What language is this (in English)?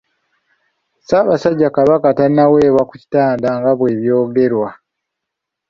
Ganda